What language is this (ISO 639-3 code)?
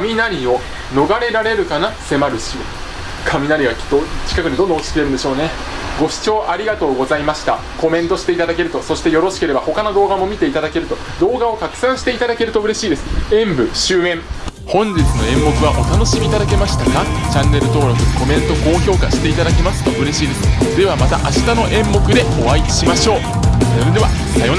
jpn